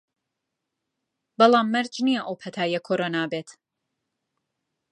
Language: Central Kurdish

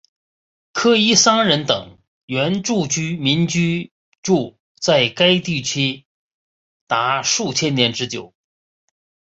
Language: Chinese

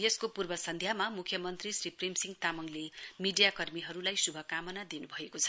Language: Nepali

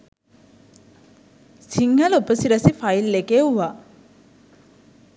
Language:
Sinhala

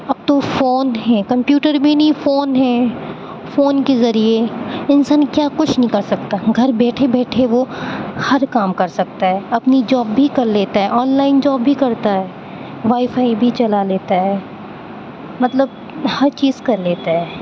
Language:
Urdu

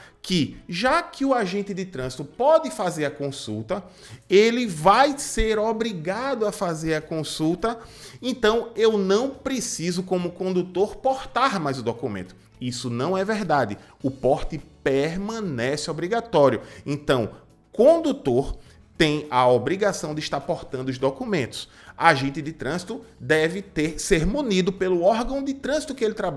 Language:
Portuguese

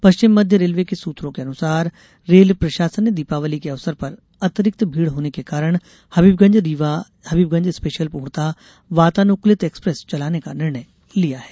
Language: Hindi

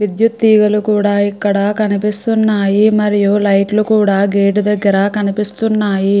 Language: Telugu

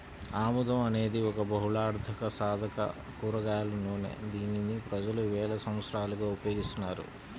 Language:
Telugu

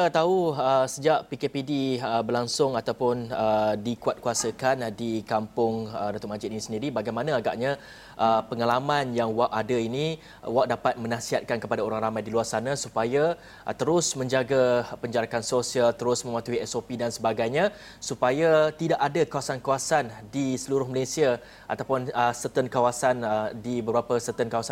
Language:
Malay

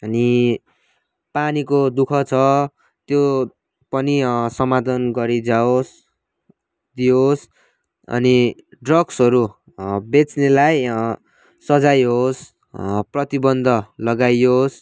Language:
Nepali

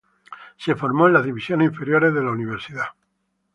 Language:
Spanish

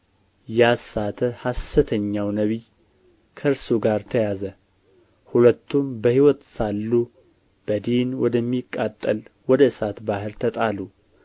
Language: Amharic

